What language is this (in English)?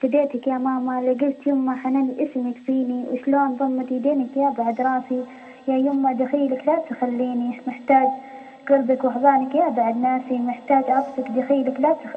Arabic